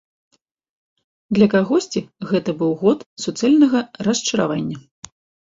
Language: Belarusian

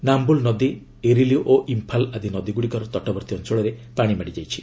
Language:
Odia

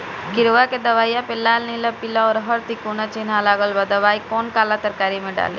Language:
Bhojpuri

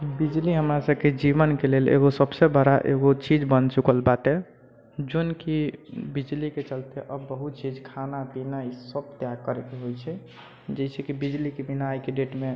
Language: Maithili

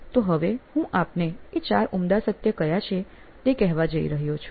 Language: Gujarati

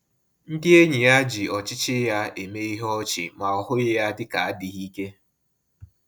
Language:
Igbo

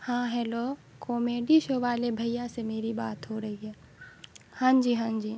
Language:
Urdu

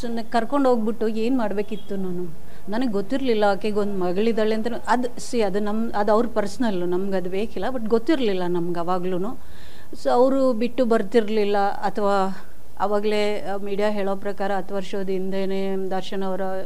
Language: Kannada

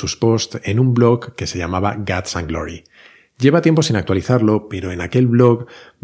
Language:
Spanish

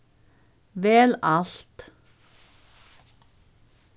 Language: Faroese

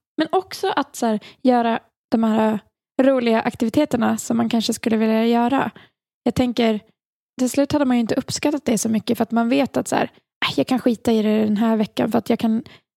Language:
Swedish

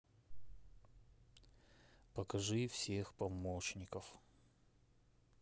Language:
Russian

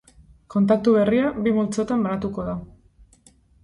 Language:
Basque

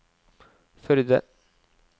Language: Norwegian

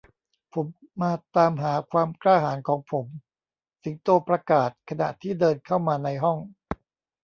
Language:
Thai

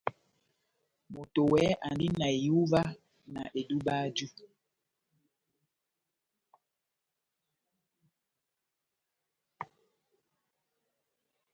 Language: Batanga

